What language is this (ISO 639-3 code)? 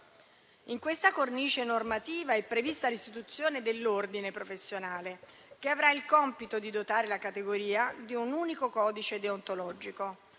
ita